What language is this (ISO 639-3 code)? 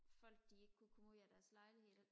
dan